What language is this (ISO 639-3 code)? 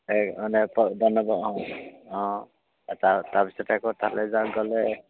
asm